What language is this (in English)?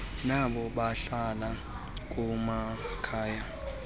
Xhosa